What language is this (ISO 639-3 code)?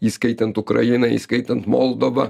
lit